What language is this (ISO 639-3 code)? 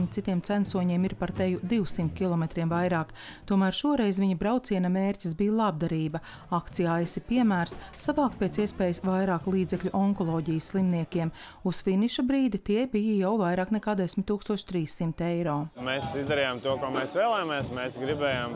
lav